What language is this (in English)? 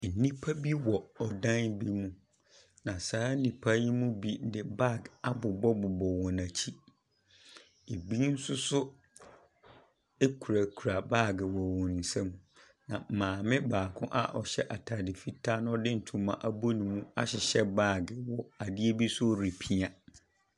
Akan